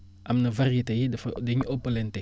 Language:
Wolof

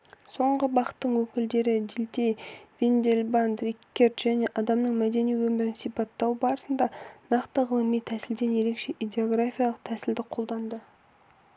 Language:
Kazakh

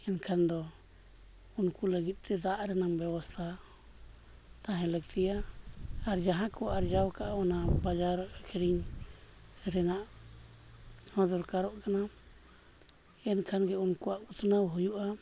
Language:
Santali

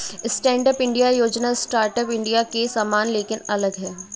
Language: Hindi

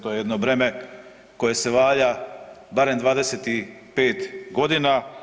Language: Croatian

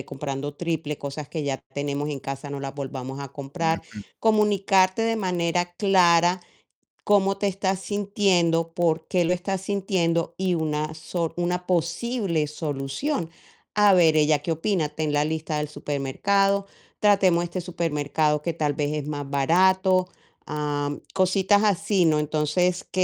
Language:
Spanish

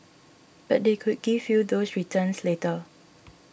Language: English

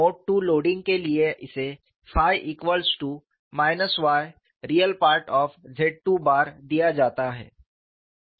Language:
Hindi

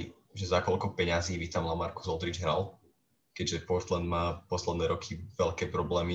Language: Slovak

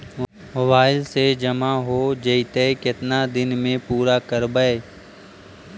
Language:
Magahi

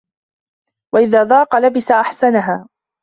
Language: Arabic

